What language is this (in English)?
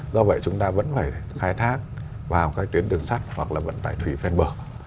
Vietnamese